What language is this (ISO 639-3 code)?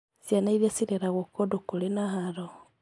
kik